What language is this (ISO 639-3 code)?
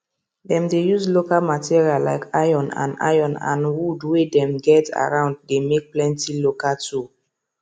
pcm